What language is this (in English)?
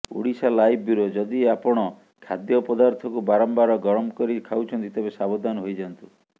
Odia